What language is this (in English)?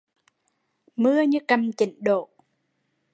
Vietnamese